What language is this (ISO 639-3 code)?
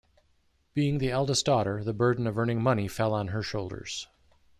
eng